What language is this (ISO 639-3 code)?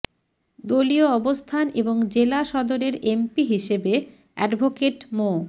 ben